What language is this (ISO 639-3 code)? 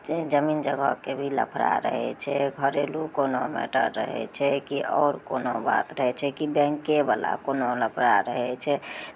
mai